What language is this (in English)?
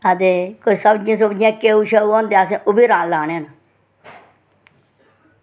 Dogri